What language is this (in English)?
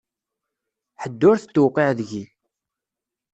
Kabyle